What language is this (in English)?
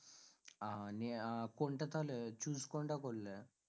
Bangla